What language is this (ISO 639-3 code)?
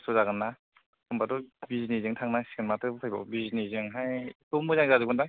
brx